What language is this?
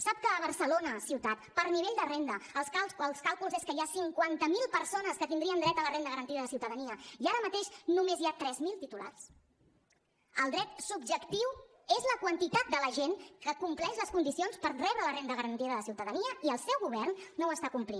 Catalan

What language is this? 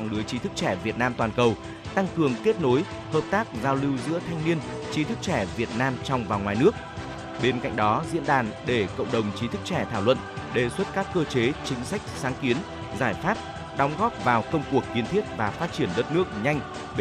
Vietnamese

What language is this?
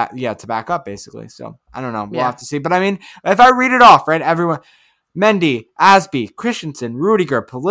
English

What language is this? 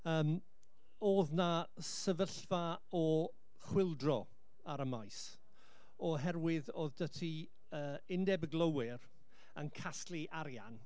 Welsh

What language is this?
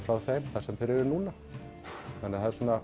Icelandic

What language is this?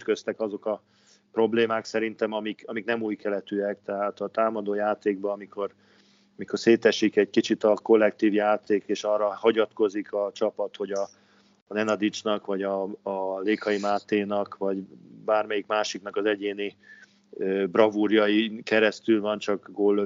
Hungarian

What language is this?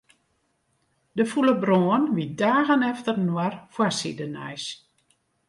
Western Frisian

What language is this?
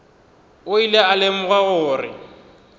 Northern Sotho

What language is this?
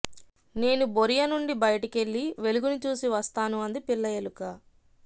Telugu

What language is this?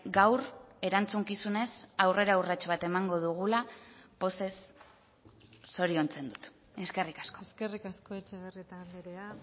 Basque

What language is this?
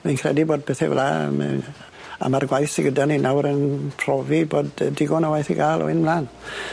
Welsh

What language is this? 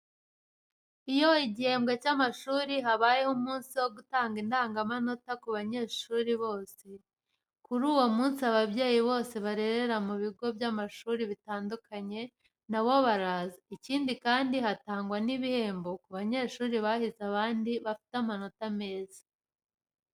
Kinyarwanda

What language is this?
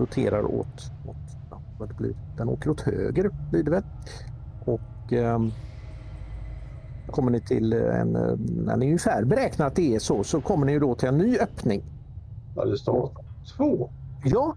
Swedish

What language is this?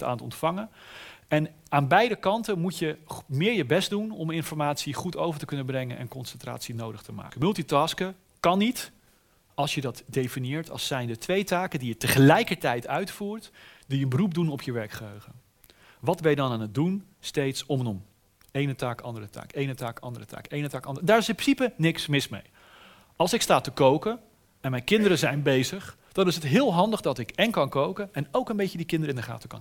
Dutch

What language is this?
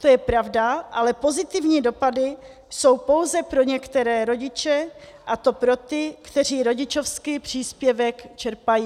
Czech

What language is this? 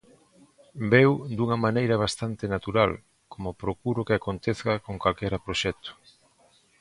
Galician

